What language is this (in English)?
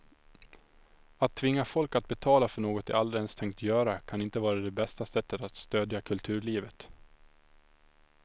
Swedish